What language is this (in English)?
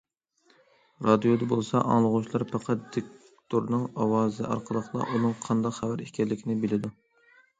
Uyghur